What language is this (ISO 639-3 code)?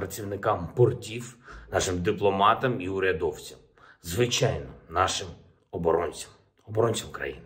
ukr